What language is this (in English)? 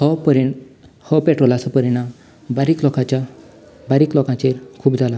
Konkani